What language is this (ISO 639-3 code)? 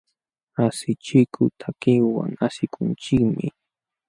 qxw